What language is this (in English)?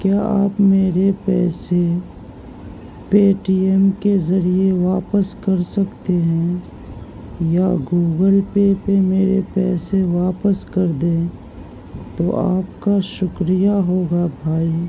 Urdu